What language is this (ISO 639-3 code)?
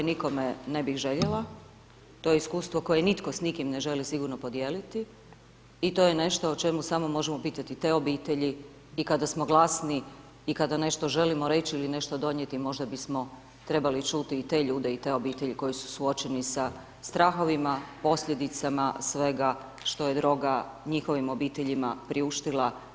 hrv